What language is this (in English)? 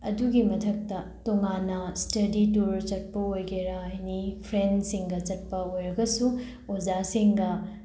Manipuri